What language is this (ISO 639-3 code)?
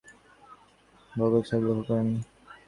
ben